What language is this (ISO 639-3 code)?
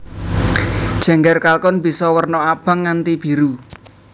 jav